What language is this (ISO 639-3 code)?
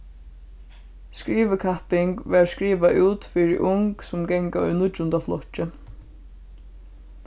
fao